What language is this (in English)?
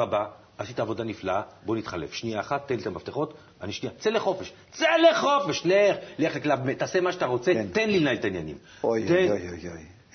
Hebrew